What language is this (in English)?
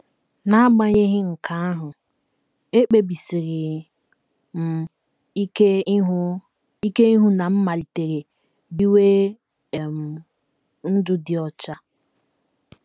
Igbo